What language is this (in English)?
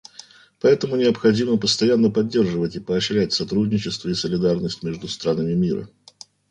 Russian